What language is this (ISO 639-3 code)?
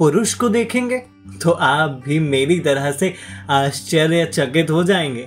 hin